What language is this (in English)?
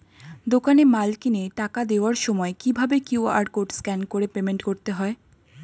Bangla